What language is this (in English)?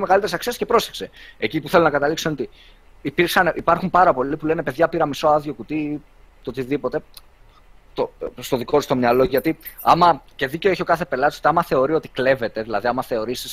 Greek